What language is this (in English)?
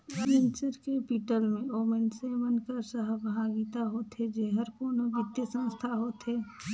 Chhattisgarhi